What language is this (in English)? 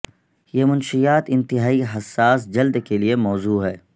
Urdu